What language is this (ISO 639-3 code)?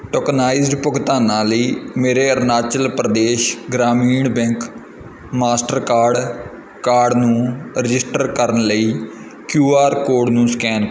pan